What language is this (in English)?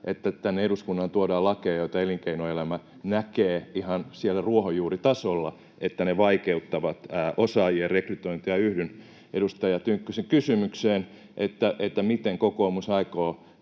Finnish